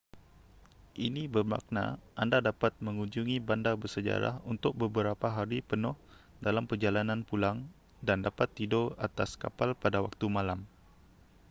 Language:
Malay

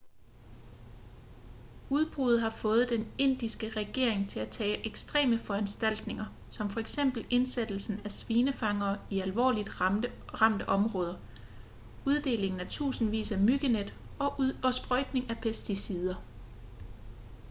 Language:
Danish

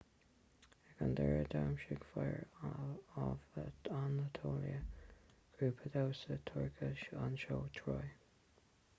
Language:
Irish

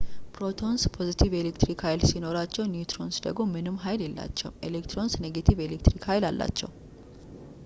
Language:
Amharic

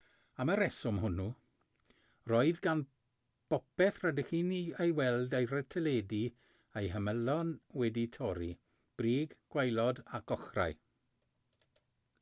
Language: Welsh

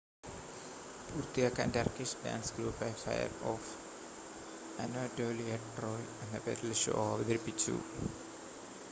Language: Malayalam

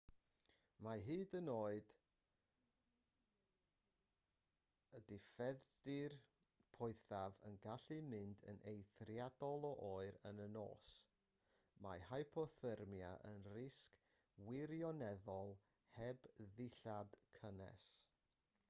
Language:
Welsh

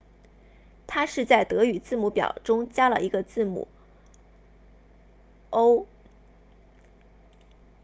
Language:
Chinese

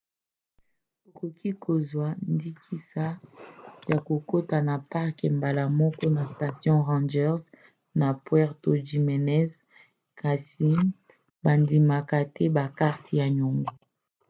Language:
Lingala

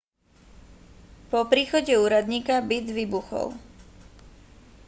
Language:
Slovak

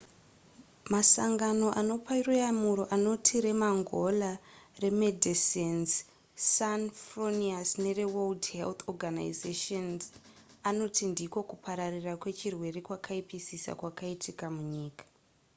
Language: Shona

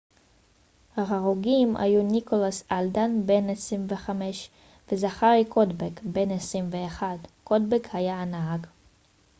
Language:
Hebrew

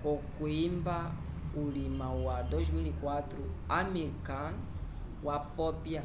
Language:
Umbundu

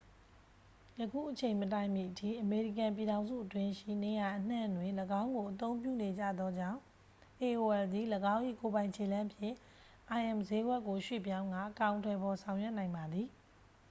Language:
Burmese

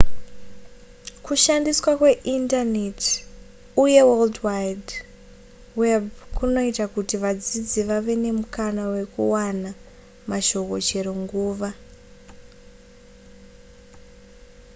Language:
Shona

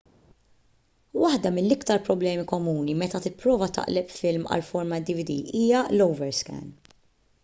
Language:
Maltese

